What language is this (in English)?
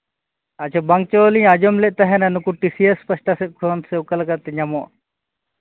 Santali